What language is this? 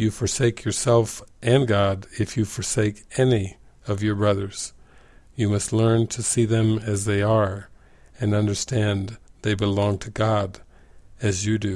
English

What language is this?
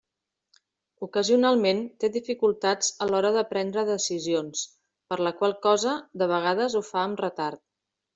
Catalan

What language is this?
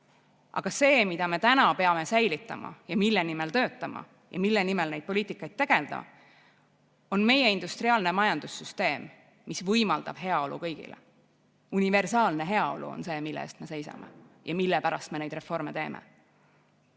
Estonian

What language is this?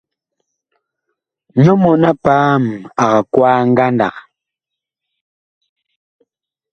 Bakoko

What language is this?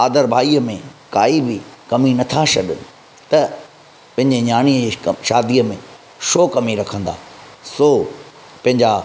Sindhi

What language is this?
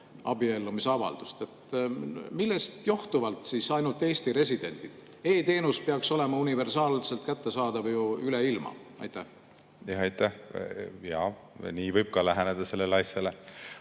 Estonian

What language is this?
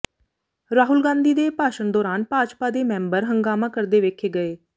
Punjabi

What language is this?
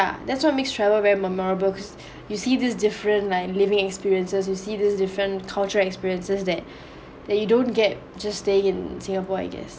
English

